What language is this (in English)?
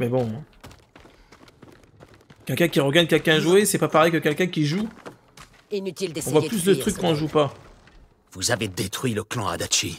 French